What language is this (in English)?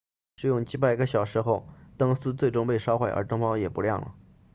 Chinese